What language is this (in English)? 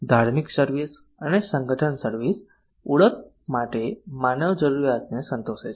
Gujarati